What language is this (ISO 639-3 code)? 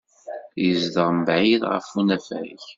kab